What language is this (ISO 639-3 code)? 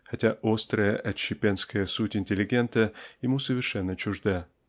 rus